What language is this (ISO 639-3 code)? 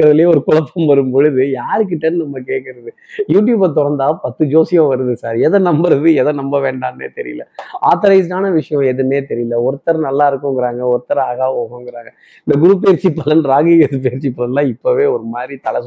tam